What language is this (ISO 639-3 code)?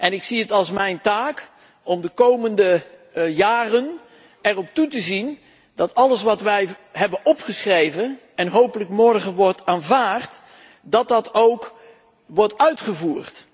nld